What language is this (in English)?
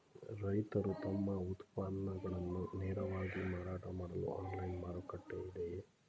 Kannada